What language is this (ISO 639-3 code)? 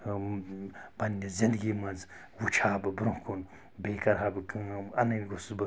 kas